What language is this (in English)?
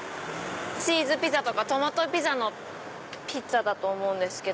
Japanese